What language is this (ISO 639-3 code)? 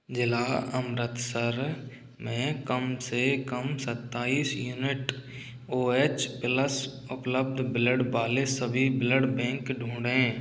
hin